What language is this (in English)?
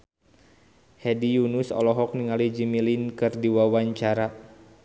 Sundanese